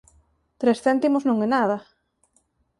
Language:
Galician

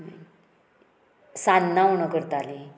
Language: Konkani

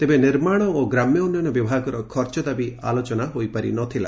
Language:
Odia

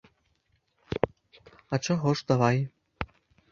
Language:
Belarusian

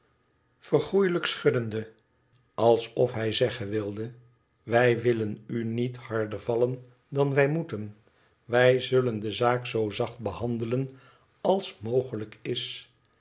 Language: Dutch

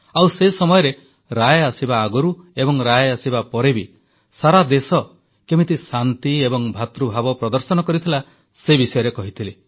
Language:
Odia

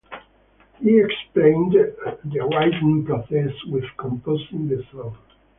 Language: English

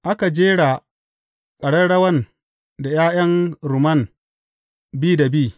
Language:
Hausa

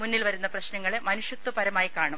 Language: Malayalam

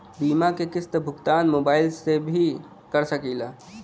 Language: Bhojpuri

